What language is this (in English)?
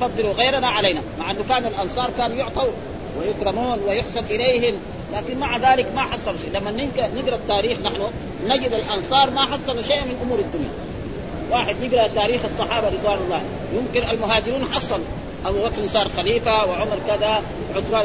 Arabic